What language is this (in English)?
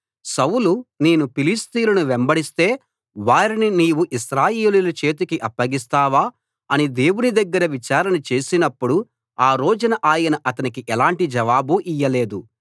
Telugu